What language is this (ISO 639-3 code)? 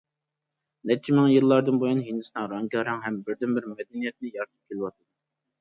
uig